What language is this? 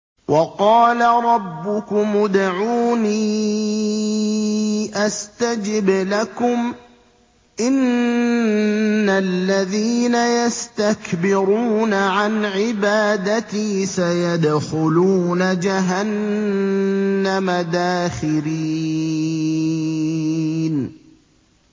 Arabic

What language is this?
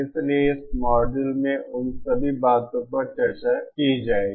Hindi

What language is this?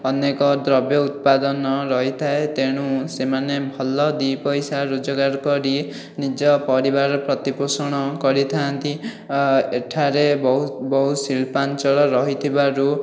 Odia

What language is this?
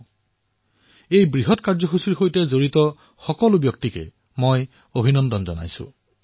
Assamese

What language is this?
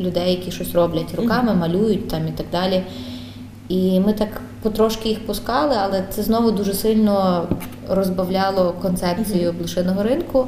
Ukrainian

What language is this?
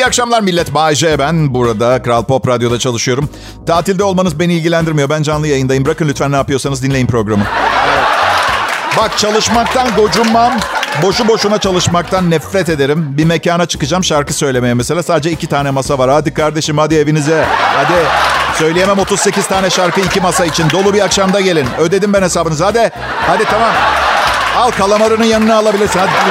Turkish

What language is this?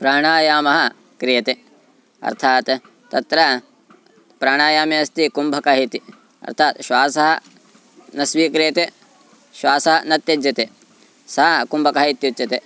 Sanskrit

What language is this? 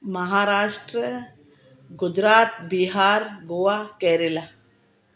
Sindhi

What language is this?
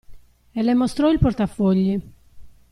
Italian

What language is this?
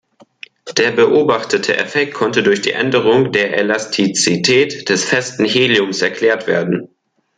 German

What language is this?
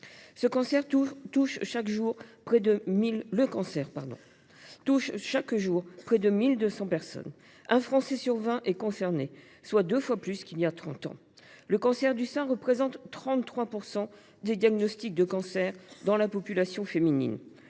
French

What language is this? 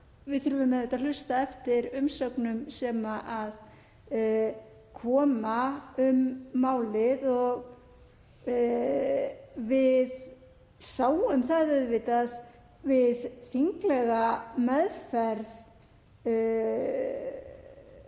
Icelandic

